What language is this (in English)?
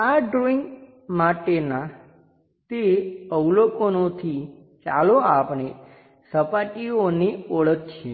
Gujarati